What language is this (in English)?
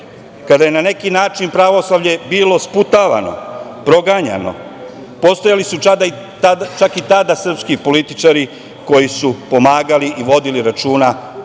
Serbian